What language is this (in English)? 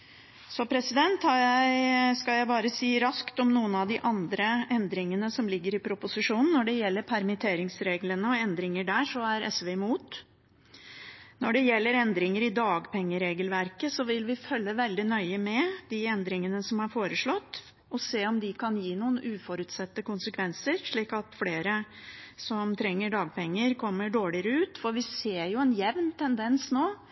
Norwegian Bokmål